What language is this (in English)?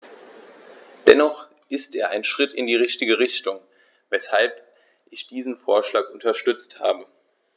German